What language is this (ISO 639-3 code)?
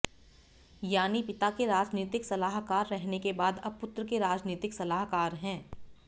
hin